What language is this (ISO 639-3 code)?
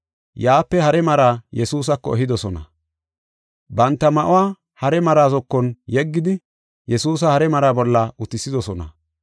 gof